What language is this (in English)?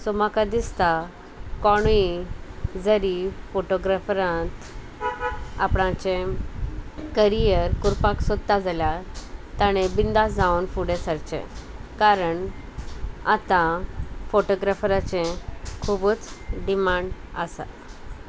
Konkani